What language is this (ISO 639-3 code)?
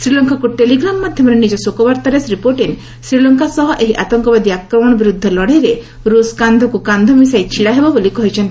ori